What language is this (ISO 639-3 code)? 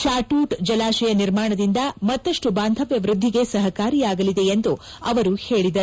kan